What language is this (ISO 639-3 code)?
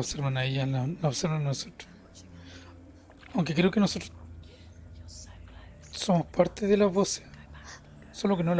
spa